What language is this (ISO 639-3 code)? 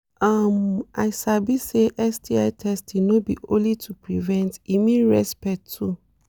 pcm